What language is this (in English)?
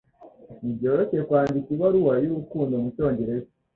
Kinyarwanda